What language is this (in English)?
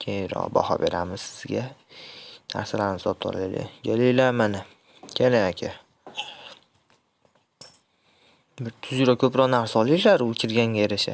Turkish